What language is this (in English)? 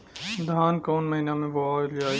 Bhojpuri